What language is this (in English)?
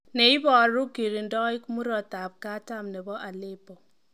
Kalenjin